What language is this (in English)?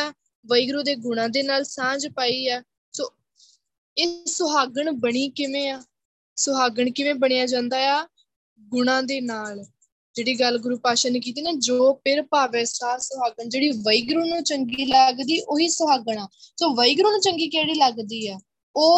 Punjabi